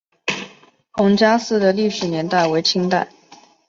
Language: Chinese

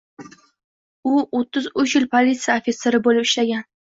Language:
Uzbek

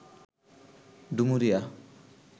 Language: Bangla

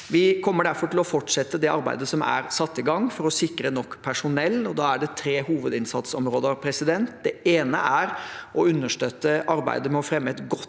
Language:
Norwegian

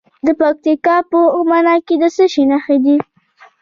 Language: Pashto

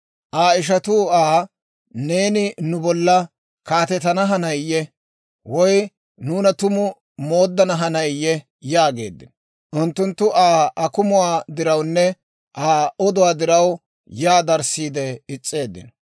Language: Dawro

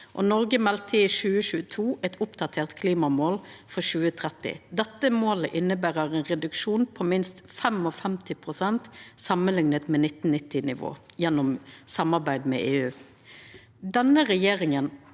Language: Norwegian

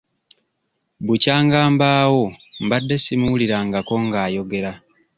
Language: Ganda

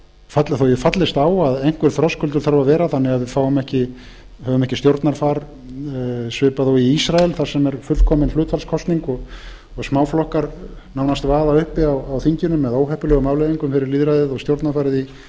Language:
Icelandic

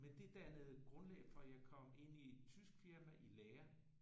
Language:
Danish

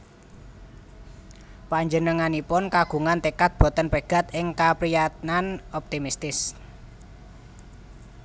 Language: Javanese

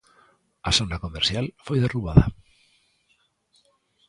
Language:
Galician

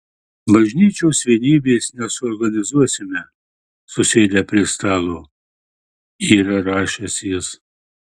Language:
Lithuanian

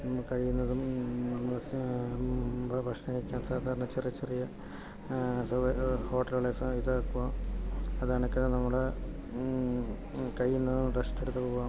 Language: Malayalam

